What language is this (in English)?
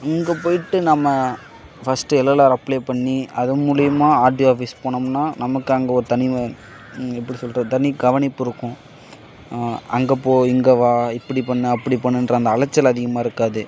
Tamil